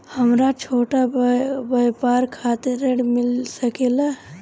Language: Bhojpuri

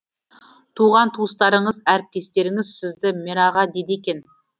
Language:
Kazakh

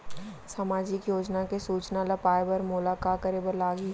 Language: Chhattisgarhi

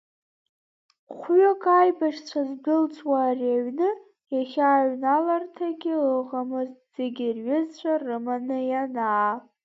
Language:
Abkhazian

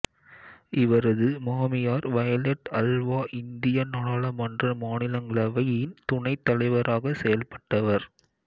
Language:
Tamil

